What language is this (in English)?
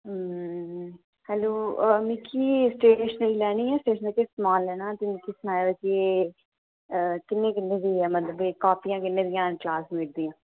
Dogri